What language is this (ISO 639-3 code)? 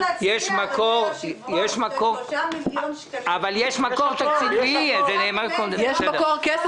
heb